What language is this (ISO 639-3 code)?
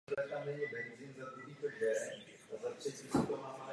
ces